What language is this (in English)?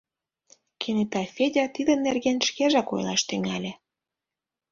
Mari